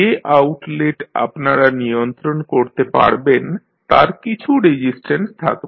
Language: Bangla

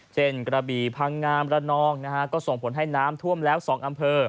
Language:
Thai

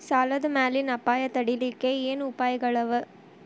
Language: Kannada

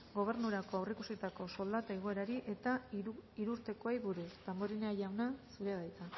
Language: Basque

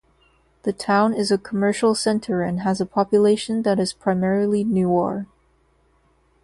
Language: English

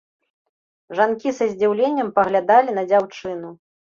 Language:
Belarusian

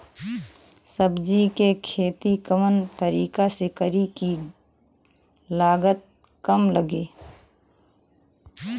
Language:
Bhojpuri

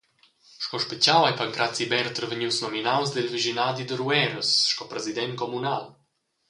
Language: Romansh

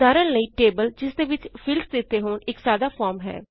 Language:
Punjabi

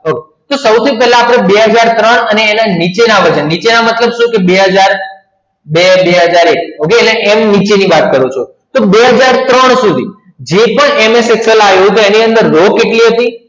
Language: Gujarati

